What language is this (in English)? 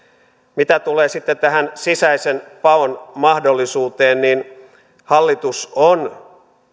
Finnish